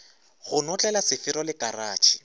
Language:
Northern Sotho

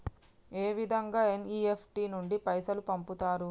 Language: Telugu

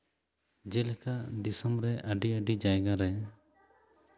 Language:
Santali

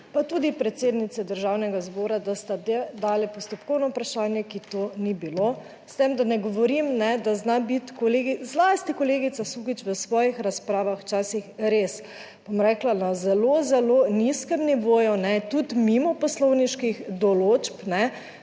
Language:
Slovenian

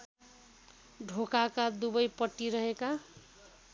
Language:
Nepali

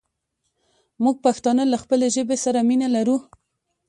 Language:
Pashto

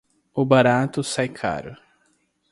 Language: Portuguese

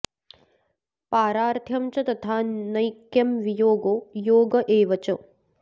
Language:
Sanskrit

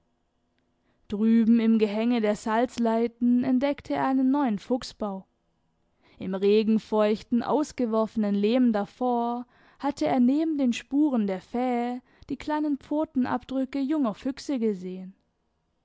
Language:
German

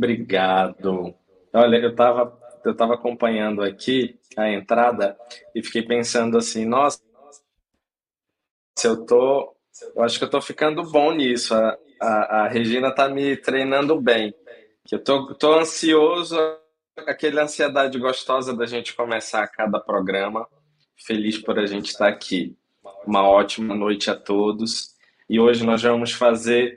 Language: Portuguese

